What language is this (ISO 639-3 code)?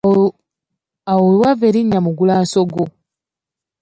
lug